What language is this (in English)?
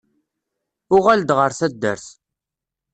Kabyle